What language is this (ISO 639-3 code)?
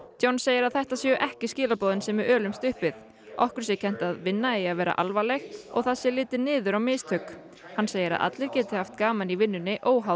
isl